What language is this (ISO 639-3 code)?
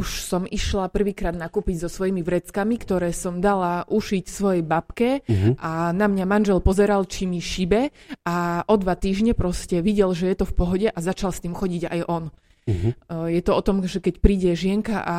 slk